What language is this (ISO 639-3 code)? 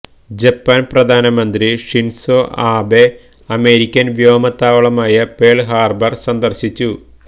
mal